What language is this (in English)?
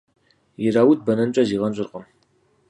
Kabardian